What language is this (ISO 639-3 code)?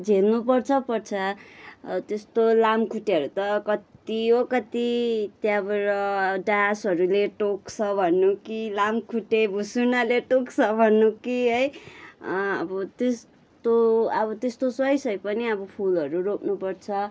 nep